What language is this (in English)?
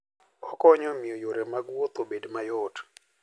Luo (Kenya and Tanzania)